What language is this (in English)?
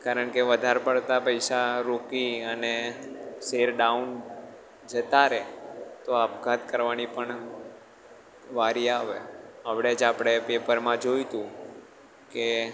Gujarati